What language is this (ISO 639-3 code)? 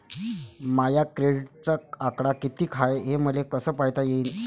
mar